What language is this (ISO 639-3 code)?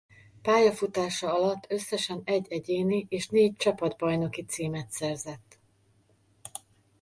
hun